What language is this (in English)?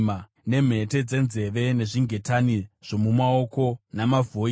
Shona